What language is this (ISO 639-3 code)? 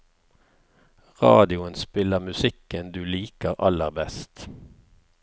nor